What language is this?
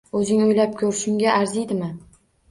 Uzbek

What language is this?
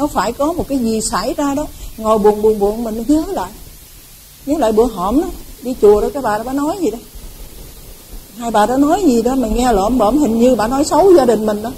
Vietnamese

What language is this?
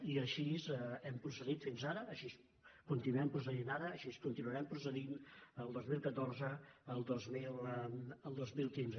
Catalan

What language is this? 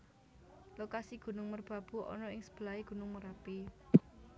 Javanese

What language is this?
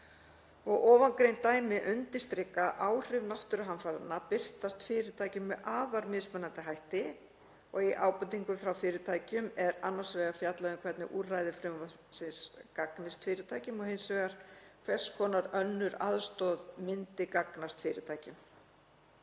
Icelandic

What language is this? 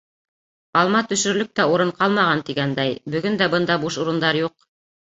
Bashkir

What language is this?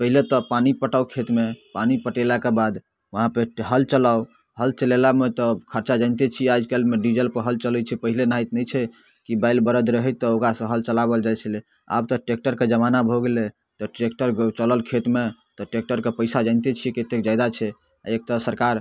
Maithili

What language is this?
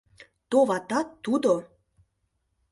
Mari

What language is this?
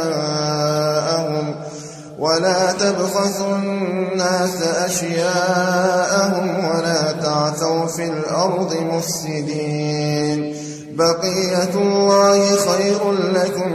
Arabic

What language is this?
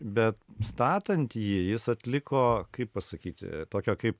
Lithuanian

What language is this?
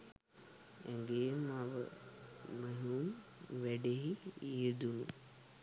Sinhala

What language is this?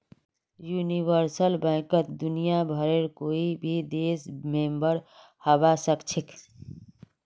Magahi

